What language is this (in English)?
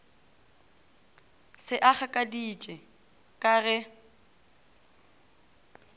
Northern Sotho